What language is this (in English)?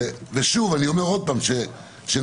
Hebrew